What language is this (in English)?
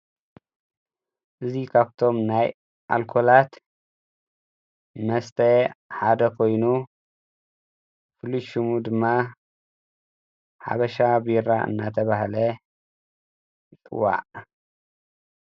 Tigrinya